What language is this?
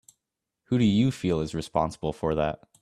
English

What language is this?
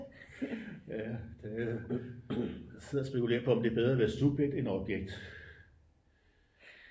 Danish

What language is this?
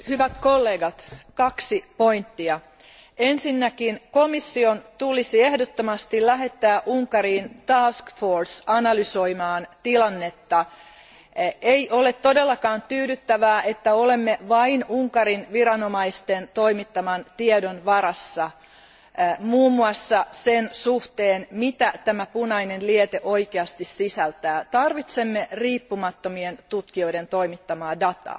Finnish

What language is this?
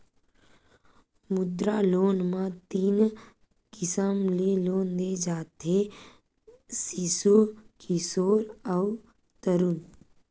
Chhattisgarhi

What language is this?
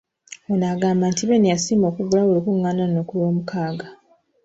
Ganda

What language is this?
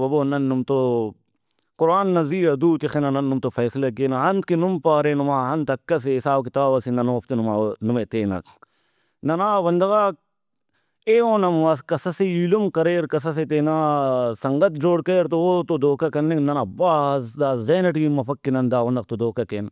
Brahui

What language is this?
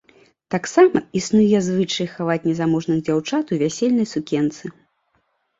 Belarusian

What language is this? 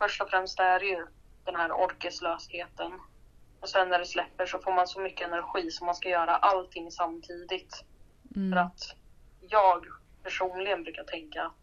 Swedish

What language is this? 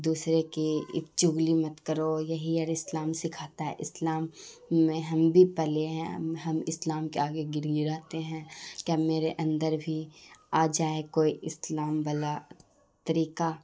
Urdu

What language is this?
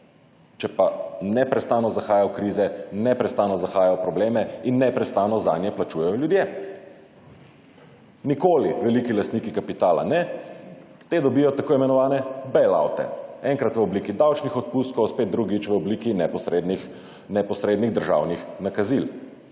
Slovenian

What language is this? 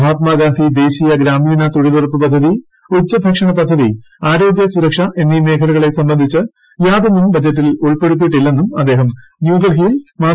Malayalam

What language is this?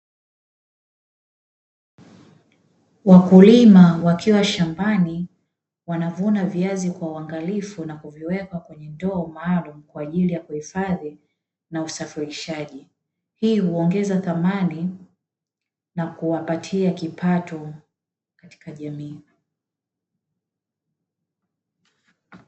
Swahili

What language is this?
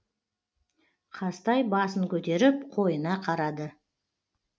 Kazakh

